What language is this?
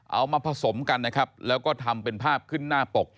Thai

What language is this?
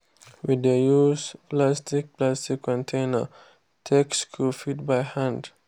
Nigerian Pidgin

